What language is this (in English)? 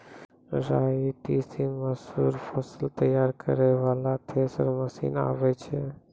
Maithili